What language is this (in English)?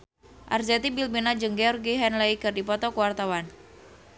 Sundanese